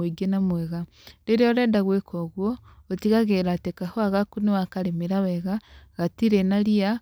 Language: Kikuyu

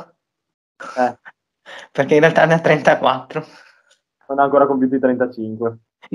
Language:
Italian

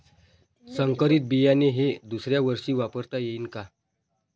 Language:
Marathi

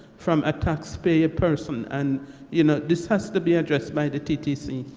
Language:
English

